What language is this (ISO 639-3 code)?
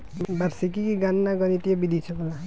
bho